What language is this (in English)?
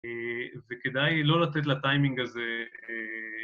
Hebrew